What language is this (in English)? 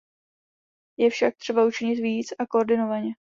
Czech